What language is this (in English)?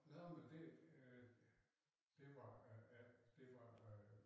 Danish